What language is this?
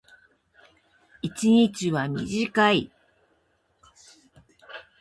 Japanese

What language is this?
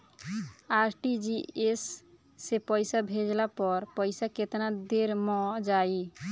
Bhojpuri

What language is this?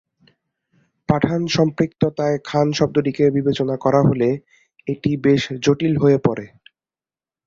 Bangla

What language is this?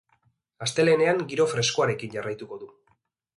Basque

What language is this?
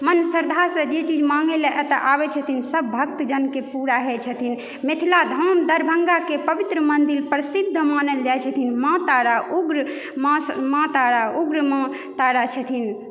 Maithili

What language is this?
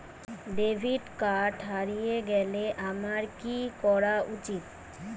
Bangla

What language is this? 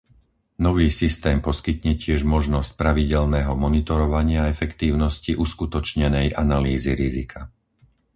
Slovak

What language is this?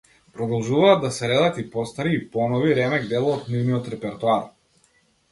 Macedonian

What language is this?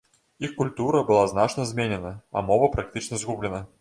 Belarusian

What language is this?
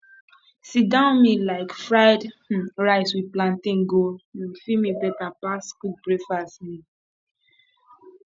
Nigerian Pidgin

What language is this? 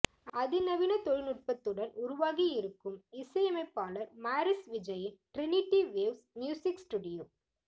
Tamil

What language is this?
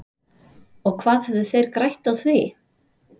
Icelandic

